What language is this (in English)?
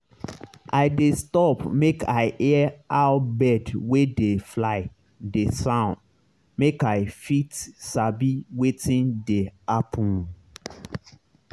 Nigerian Pidgin